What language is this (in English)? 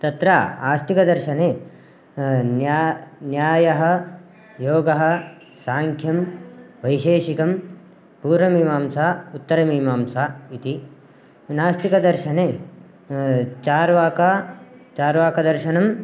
Sanskrit